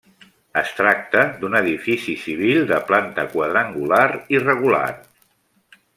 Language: Catalan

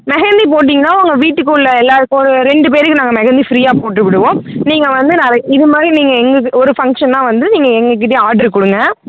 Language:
Tamil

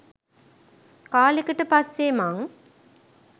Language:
Sinhala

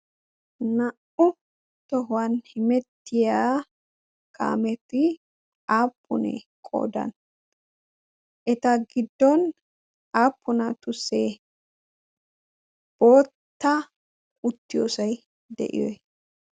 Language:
Wolaytta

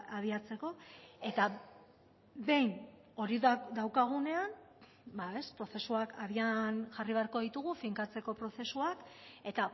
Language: Basque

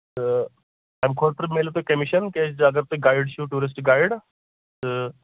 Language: Kashmiri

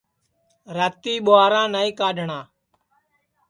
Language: Sansi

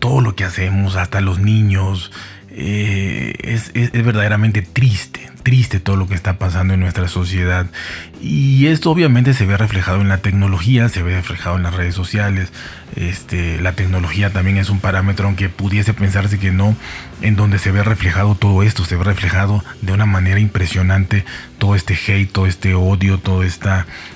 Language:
Spanish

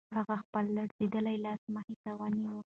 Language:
Pashto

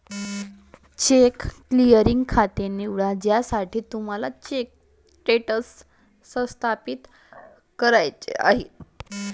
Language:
Marathi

